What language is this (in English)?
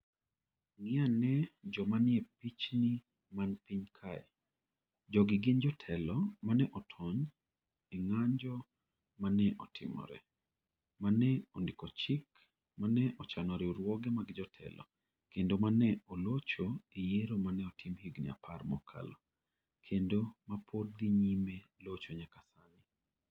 Luo (Kenya and Tanzania)